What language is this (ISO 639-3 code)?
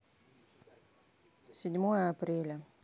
rus